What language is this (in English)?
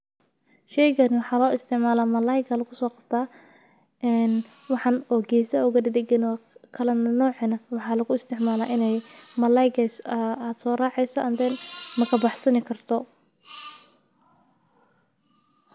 Somali